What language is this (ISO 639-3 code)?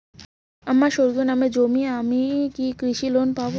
ben